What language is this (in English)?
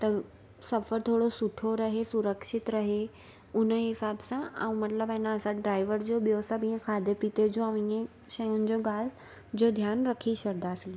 Sindhi